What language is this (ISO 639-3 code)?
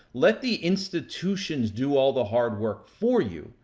eng